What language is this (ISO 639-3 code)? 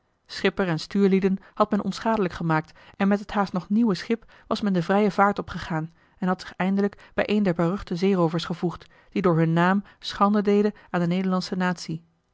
nld